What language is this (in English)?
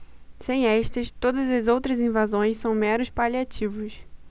Portuguese